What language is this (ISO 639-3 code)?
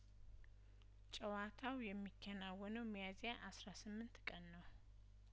amh